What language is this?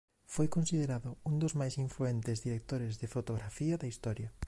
Galician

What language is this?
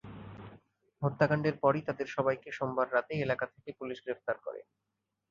Bangla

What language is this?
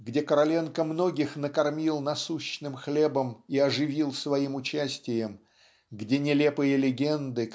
Russian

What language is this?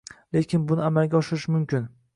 Uzbek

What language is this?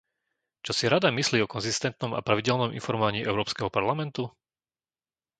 Slovak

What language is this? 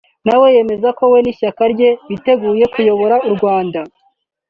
Kinyarwanda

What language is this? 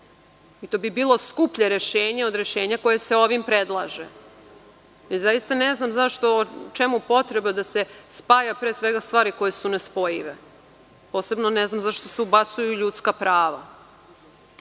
Serbian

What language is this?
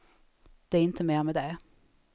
Swedish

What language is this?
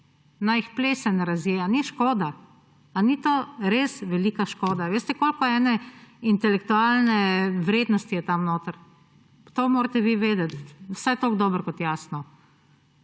Slovenian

